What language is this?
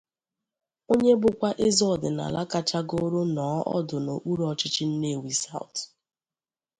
Igbo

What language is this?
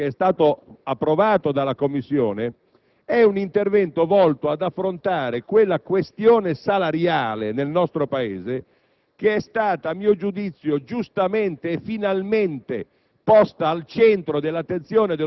Italian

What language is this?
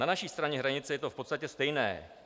Czech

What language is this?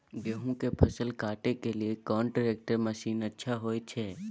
Maithili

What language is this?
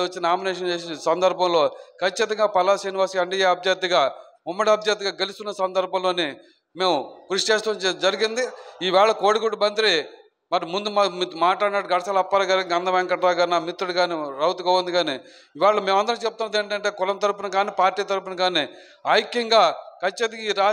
Telugu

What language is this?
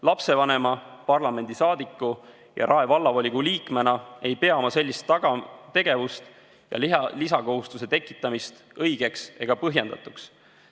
Estonian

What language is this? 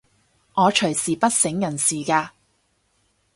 Cantonese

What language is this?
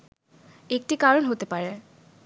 Bangla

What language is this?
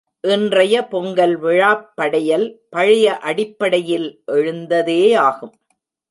Tamil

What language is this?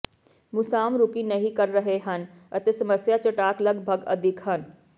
Punjabi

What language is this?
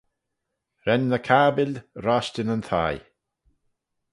Manx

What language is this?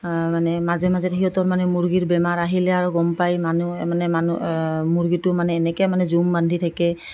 Assamese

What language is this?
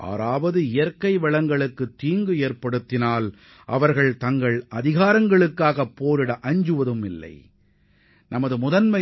Tamil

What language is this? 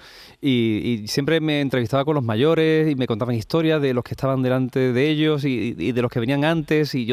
Spanish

